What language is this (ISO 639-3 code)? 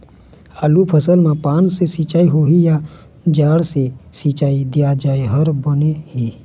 hne